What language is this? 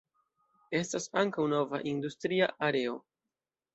Esperanto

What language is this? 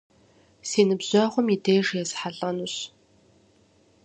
Kabardian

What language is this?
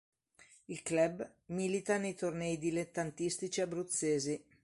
Italian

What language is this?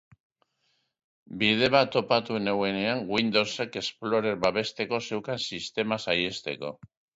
Basque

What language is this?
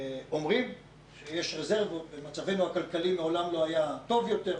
Hebrew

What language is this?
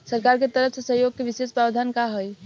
Bhojpuri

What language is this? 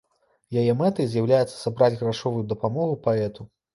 Belarusian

